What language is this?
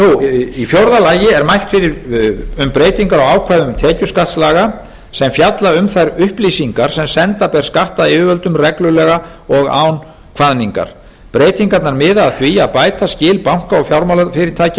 Icelandic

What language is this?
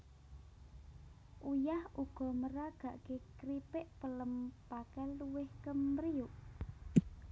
Javanese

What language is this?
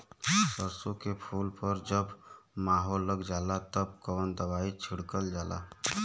Bhojpuri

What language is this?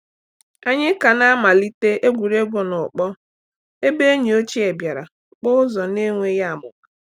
Igbo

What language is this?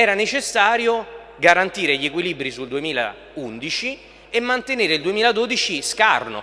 Italian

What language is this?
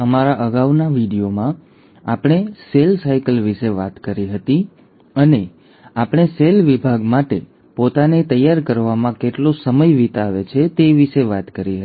Gujarati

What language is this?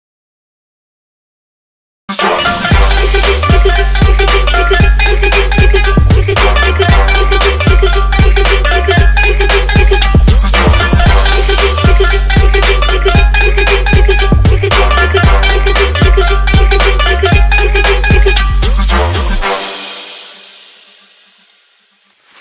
Hindi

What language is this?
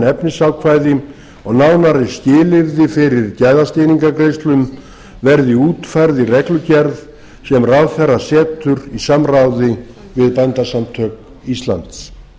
Icelandic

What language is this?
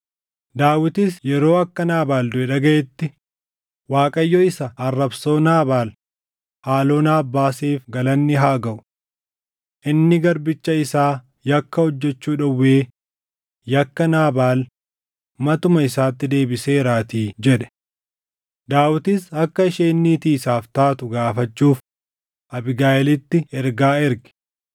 Oromo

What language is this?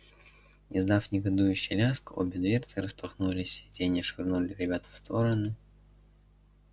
Russian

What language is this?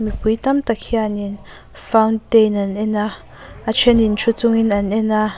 Mizo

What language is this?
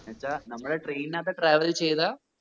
Malayalam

